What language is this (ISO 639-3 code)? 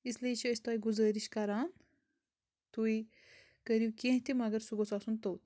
kas